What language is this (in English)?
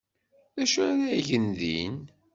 Kabyle